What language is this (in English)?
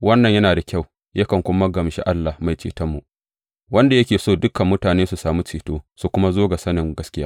Hausa